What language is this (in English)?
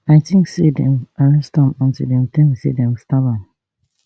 Nigerian Pidgin